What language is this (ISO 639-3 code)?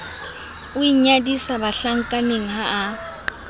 sot